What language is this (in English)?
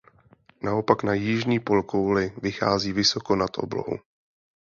Czech